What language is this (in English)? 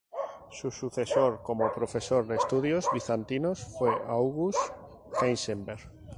Spanish